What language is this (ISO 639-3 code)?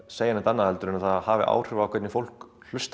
isl